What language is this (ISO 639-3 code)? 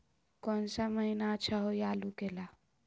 mag